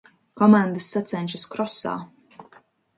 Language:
Latvian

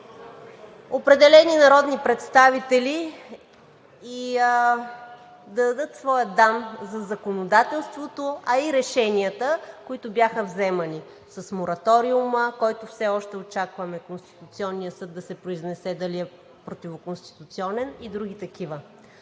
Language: Bulgarian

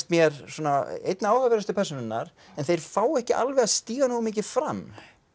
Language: Icelandic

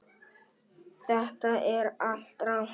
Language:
Icelandic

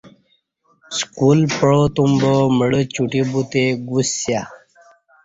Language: Kati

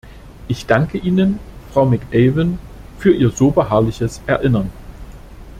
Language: German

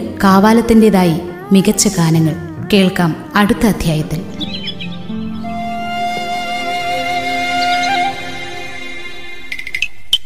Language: Malayalam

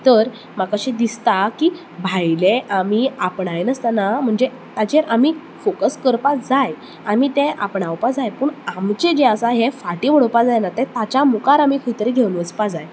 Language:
Konkani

